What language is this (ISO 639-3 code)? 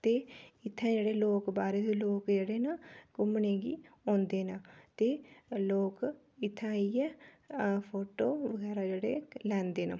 doi